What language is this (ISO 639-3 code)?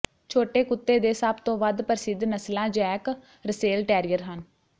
pan